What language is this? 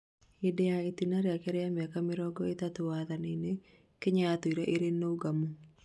Kikuyu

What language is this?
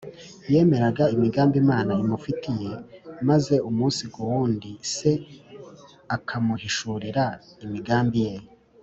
Kinyarwanda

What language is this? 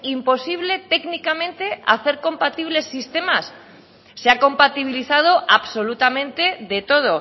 Spanish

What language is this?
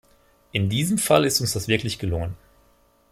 German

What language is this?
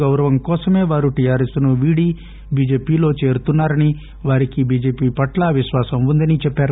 Telugu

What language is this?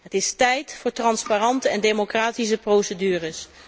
Dutch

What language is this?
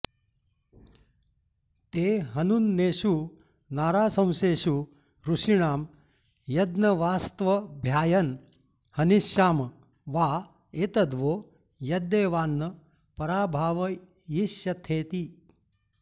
Sanskrit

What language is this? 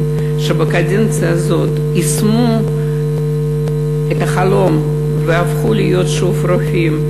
Hebrew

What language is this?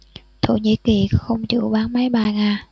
Vietnamese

